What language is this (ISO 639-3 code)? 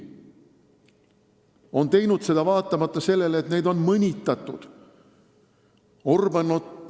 est